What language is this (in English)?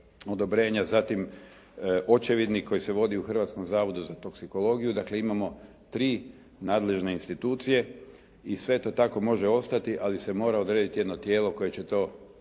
Croatian